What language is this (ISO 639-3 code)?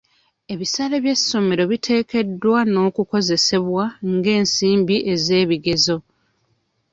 lug